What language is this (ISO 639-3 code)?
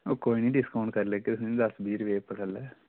doi